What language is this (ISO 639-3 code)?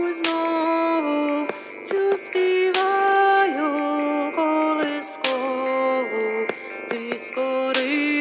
ukr